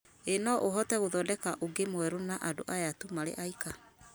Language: Kikuyu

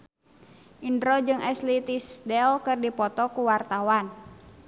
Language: Sundanese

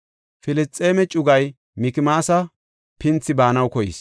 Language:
Gofa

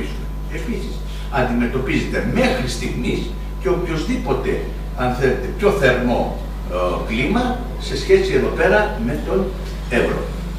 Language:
Greek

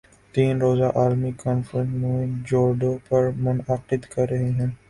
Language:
Urdu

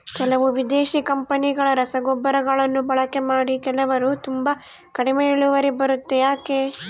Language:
Kannada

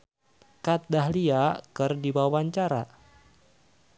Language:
Sundanese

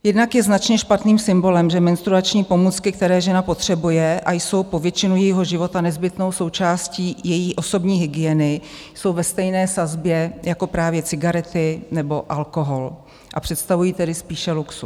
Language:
Czech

